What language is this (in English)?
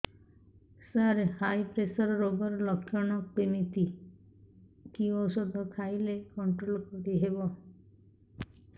Odia